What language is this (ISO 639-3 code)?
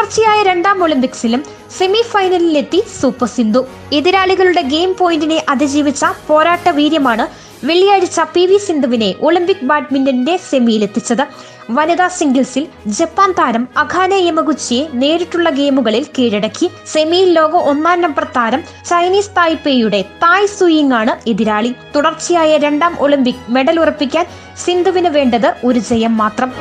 mal